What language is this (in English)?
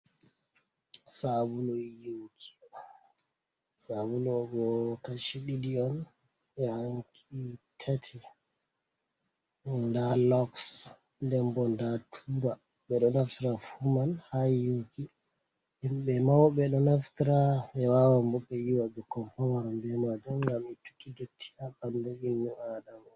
Fula